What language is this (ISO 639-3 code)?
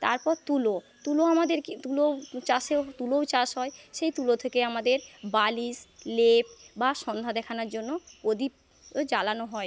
ben